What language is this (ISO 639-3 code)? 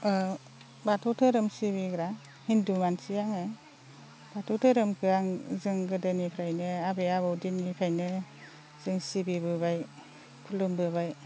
brx